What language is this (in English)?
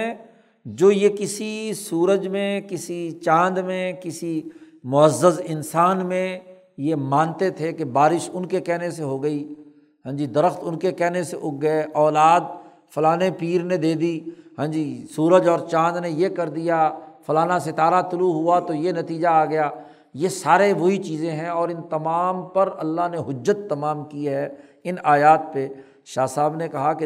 Urdu